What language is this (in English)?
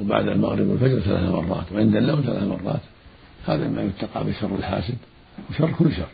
Arabic